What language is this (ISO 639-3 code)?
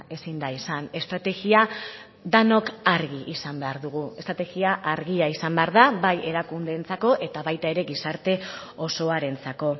eus